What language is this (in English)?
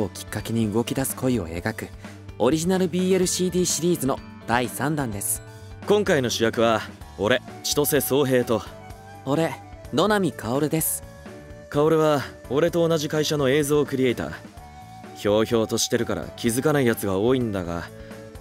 Japanese